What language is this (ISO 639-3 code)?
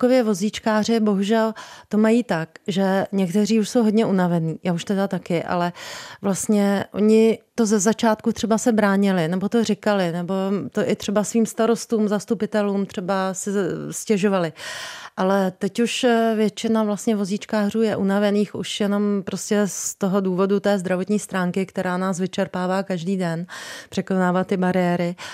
ces